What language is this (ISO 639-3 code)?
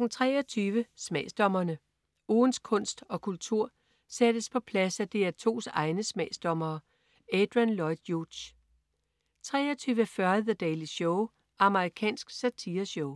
dan